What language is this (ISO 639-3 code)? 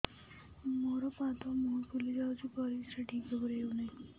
ori